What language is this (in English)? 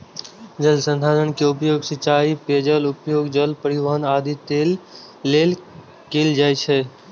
Maithili